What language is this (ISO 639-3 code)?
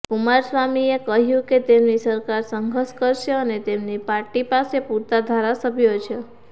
guj